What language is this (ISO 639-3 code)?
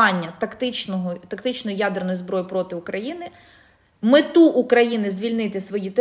ukr